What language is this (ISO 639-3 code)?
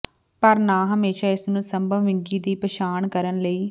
pan